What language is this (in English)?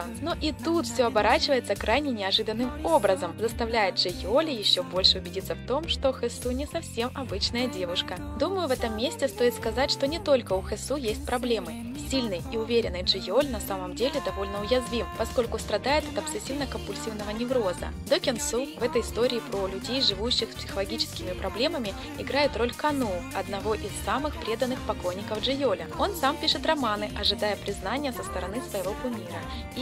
Russian